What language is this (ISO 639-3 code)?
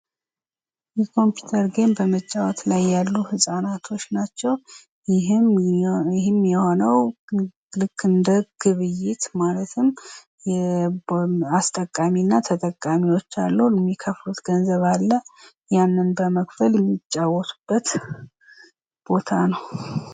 amh